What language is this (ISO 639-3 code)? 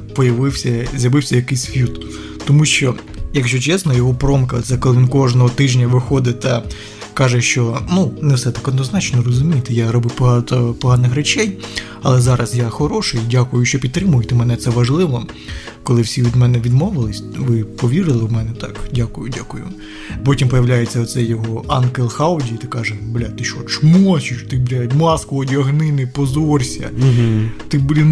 ukr